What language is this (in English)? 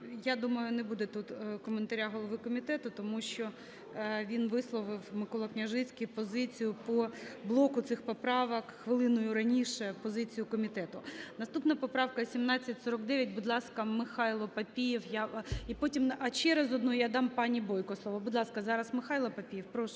Ukrainian